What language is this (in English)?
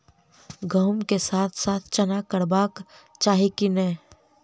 Maithili